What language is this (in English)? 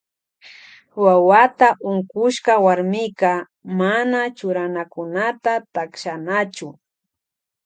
Loja Highland Quichua